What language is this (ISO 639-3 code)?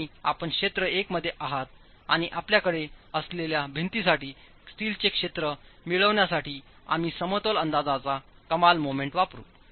mar